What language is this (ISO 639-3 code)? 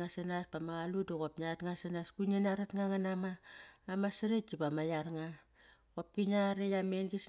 ckr